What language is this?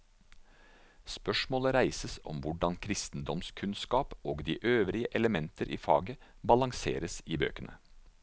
Norwegian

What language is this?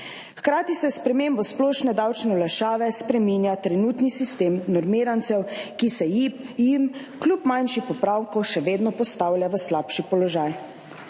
Slovenian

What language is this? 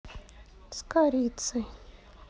Russian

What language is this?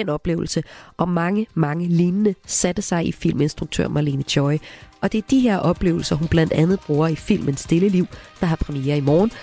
Danish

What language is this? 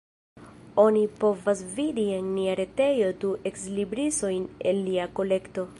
Esperanto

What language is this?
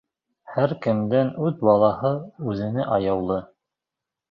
Bashkir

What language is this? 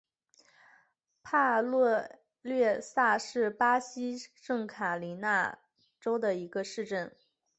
Chinese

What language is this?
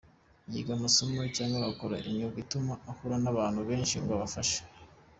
Kinyarwanda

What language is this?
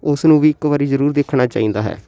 Punjabi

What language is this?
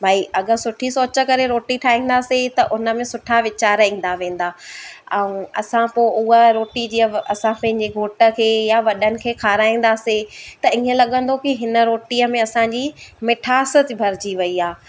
Sindhi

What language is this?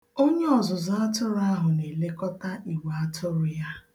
Igbo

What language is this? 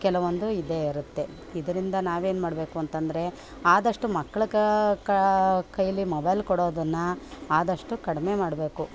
Kannada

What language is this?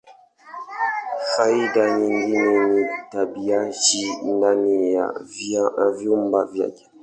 Swahili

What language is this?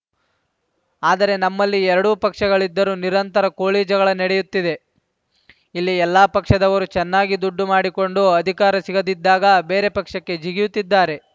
Kannada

